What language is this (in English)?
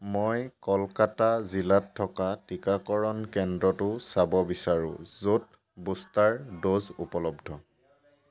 Assamese